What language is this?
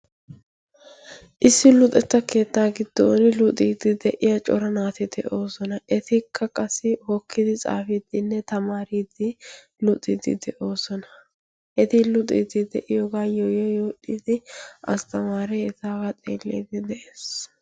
Wolaytta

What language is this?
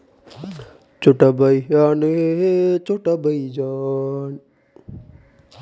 Kannada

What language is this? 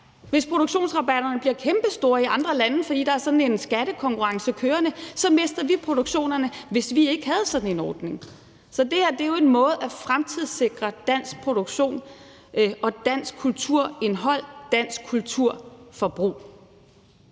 Danish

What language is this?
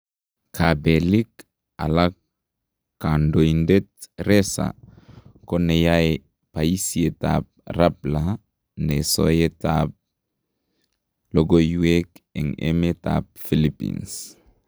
Kalenjin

